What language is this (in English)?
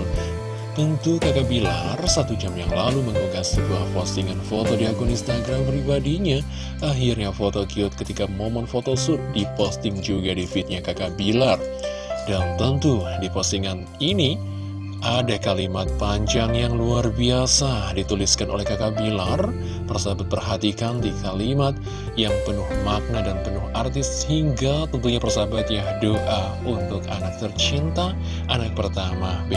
Indonesian